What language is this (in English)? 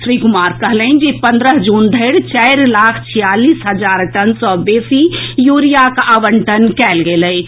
Maithili